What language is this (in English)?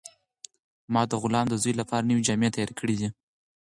Pashto